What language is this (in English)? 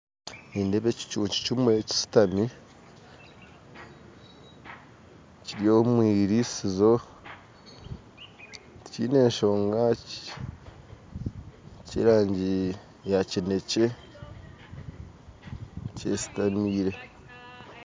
Nyankole